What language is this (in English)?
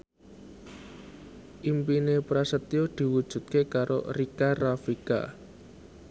Javanese